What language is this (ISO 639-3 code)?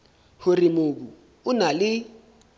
sot